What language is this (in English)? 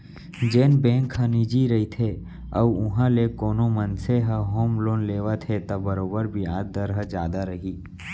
Chhattisgarhi